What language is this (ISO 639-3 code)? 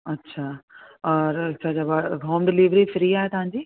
snd